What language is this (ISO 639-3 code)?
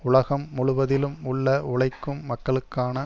tam